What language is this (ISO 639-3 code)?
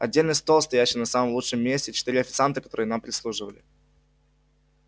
rus